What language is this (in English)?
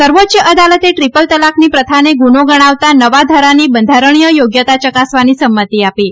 Gujarati